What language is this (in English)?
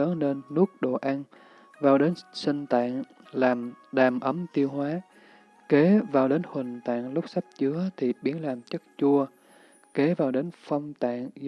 Vietnamese